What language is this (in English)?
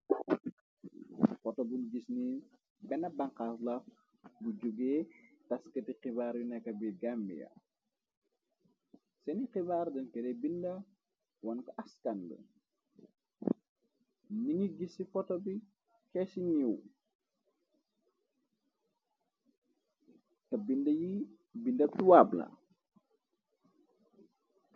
Wolof